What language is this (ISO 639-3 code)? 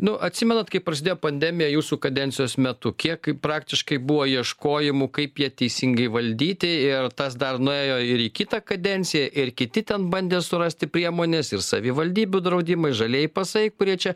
lit